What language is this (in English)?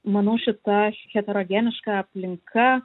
Lithuanian